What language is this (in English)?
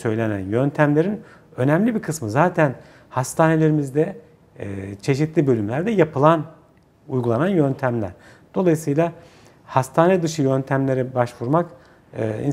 Turkish